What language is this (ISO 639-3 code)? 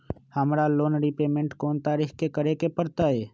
mag